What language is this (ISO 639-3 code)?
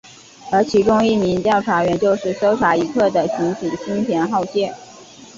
zho